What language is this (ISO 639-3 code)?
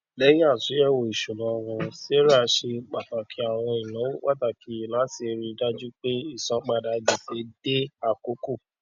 yor